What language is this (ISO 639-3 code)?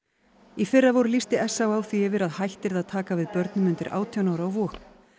isl